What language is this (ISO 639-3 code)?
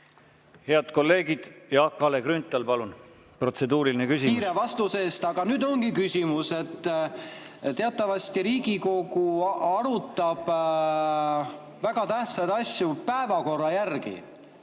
est